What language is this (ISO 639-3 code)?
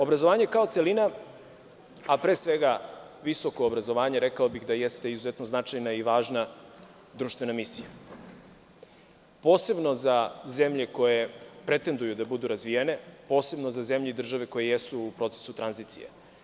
srp